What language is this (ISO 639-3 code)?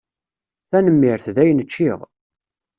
kab